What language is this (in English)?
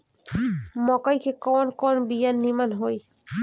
Bhojpuri